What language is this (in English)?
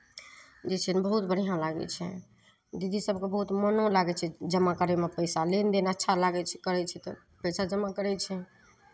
Maithili